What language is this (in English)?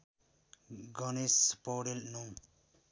Nepali